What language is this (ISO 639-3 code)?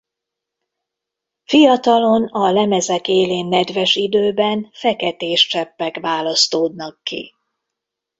hun